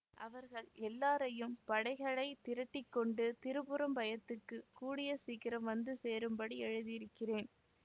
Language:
Tamil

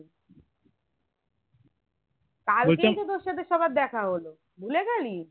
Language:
Bangla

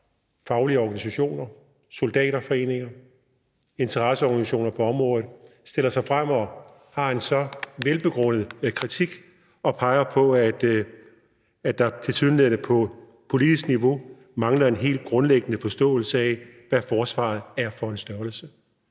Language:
Danish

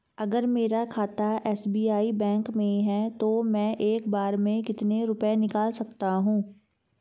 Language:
Hindi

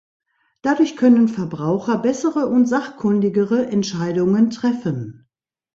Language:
German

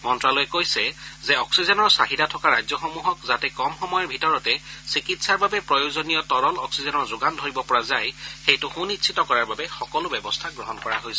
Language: Assamese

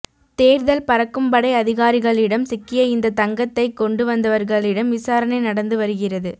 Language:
Tamil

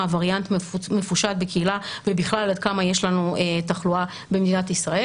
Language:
Hebrew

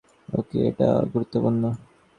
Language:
Bangla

